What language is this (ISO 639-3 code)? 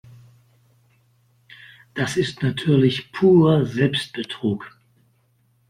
deu